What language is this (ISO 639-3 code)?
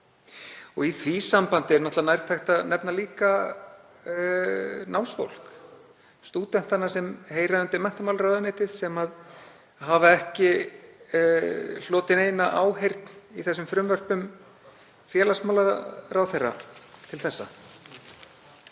isl